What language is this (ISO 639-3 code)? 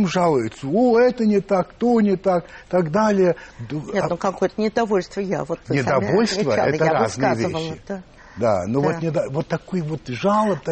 rus